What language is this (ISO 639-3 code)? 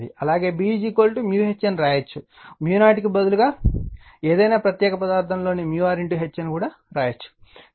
tel